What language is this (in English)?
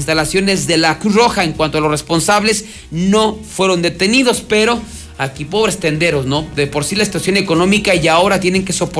Spanish